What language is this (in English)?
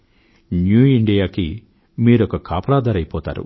Telugu